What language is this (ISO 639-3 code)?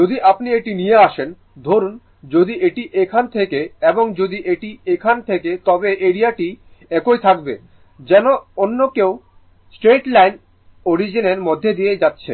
ben